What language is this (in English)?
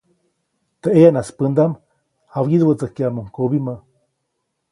Copainalá Zoque